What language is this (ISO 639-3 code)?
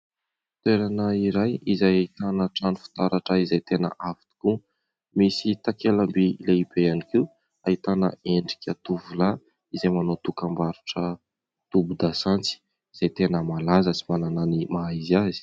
mlg